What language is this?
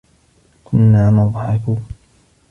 Arabic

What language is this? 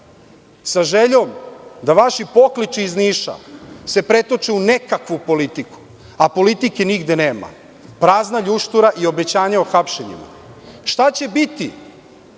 Serbian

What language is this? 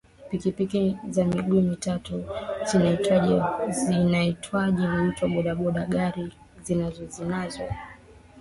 Swahili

